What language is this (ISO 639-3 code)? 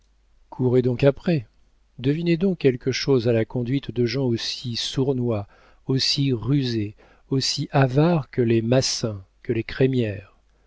fra